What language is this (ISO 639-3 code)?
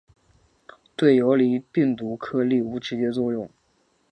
zho